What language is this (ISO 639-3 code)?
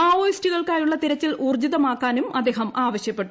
mal